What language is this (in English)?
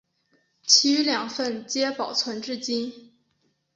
Chinese